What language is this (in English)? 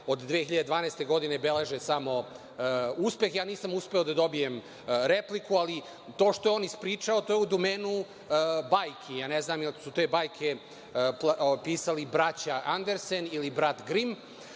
Serbian